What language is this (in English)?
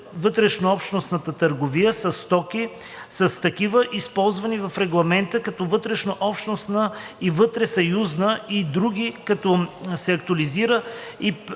Bulgarian